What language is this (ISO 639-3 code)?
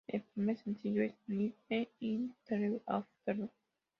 spa